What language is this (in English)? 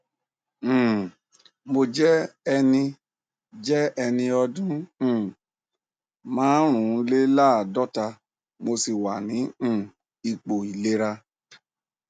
Yoruba